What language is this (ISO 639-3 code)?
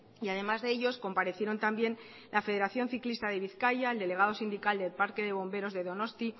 spa